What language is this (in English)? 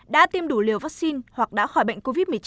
Vietnamese